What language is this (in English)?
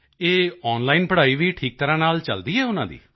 Punjabi